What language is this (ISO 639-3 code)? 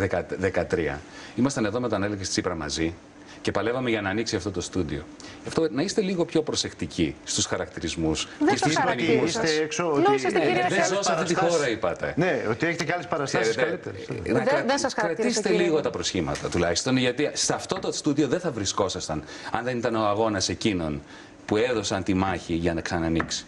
ell